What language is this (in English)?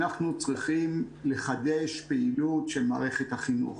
Hebrew